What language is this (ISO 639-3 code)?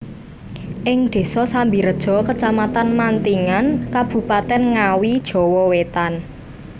jav